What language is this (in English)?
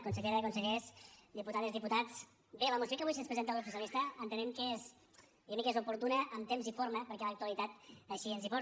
Catalan